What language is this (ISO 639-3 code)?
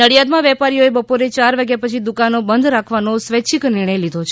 guj